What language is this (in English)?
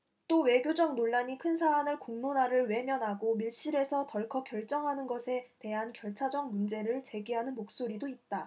Korean